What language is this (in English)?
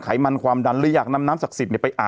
Thai